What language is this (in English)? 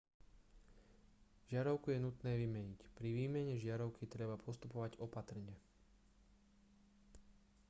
Slovak